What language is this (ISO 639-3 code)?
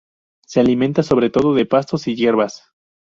spa